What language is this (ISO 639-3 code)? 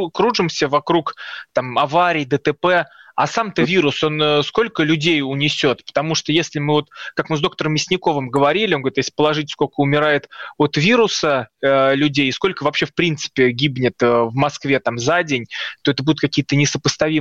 rus